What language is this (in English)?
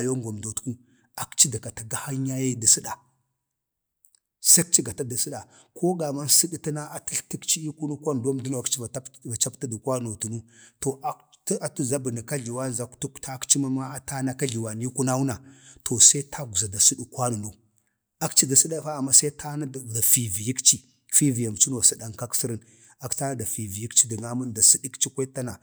Bade